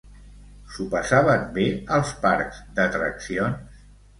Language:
Catalan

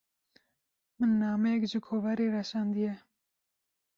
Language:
Kurdish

